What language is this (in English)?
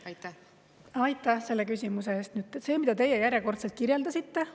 Estonian